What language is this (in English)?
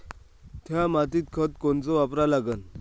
Marathi